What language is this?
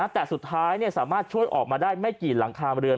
Thai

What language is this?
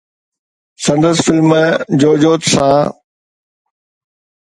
Sindhi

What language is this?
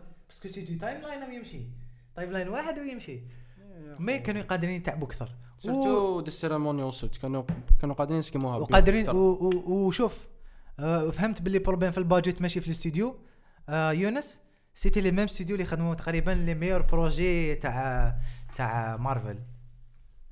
Arabic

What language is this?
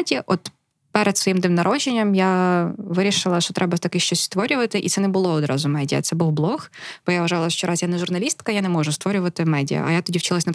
Ukrainian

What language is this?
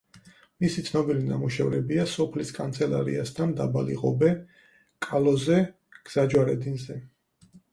Georgian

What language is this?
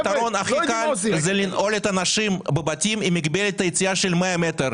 Hebrew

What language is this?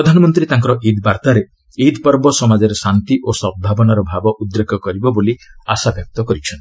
Odia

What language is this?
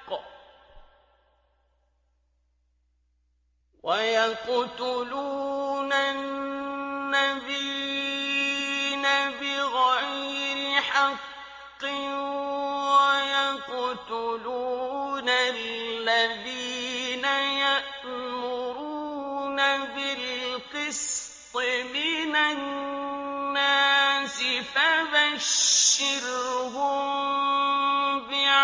Arabic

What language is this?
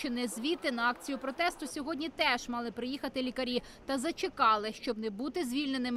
Ukrainian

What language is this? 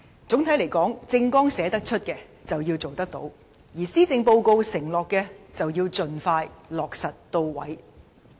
Cantonese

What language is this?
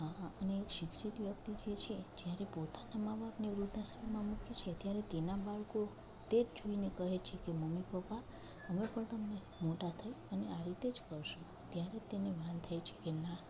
Gujarati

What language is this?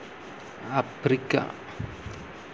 Santali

